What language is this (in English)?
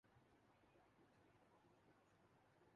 Urdu